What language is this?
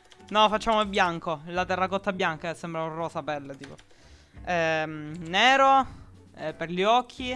Italian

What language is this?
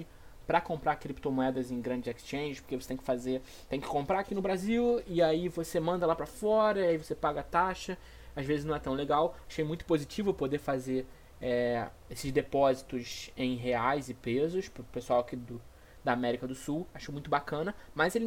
Portuguese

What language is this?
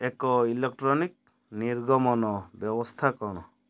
Odia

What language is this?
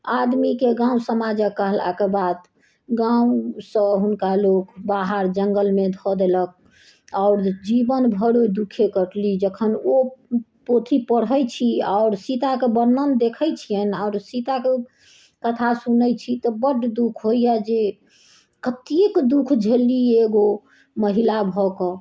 Maithili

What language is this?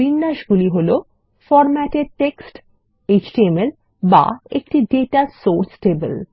Bangla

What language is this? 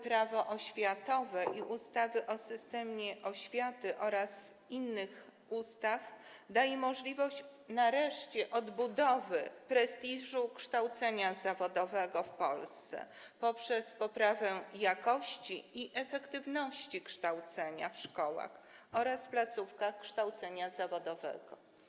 Polish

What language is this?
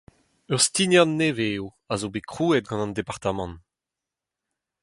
Breton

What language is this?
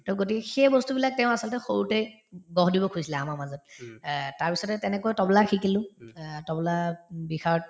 Assamese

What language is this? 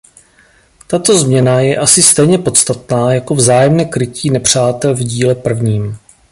Czech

